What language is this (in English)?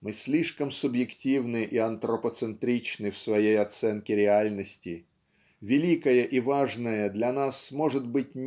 Russian